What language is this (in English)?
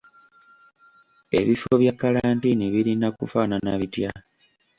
Ganda